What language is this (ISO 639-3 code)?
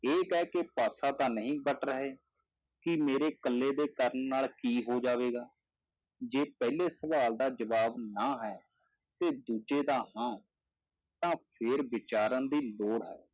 pan